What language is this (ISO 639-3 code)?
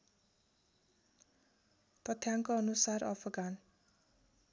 nep